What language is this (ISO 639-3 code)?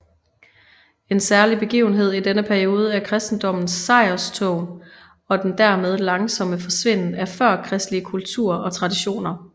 dan